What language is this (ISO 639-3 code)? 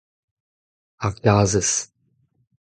bre